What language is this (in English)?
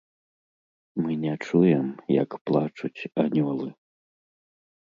Belarusian